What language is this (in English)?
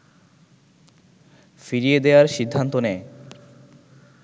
Bangla